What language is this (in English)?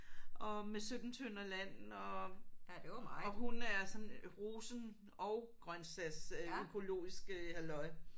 Danish